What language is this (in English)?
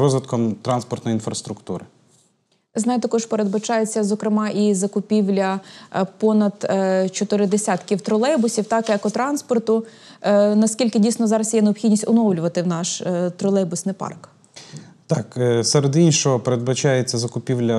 Ukrainian